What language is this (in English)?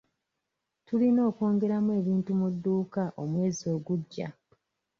Ganda